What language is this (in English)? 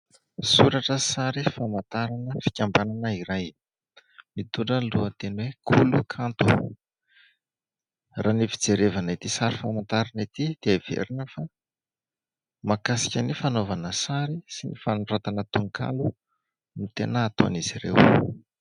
Malagasy